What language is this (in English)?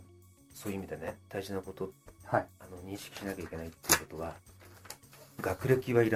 Japanese